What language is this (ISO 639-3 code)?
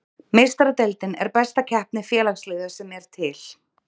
isl